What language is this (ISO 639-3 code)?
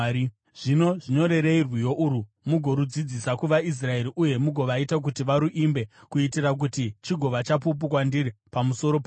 sna